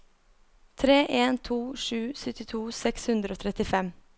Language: Norwegian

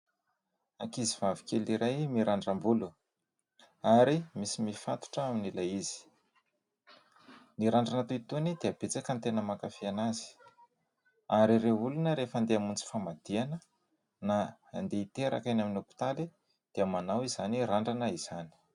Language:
Malagasy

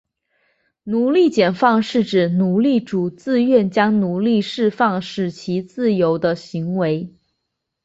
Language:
Chinese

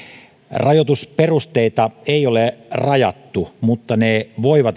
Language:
Finnish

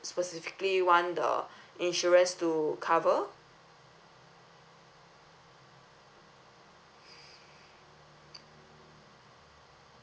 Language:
English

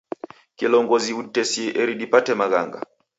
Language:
Taita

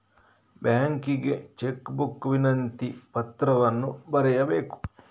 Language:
Kannada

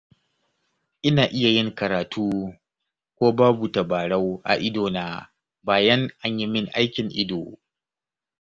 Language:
Hausa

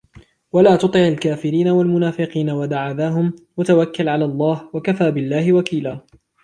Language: Arabic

